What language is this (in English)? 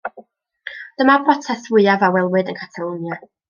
Welsh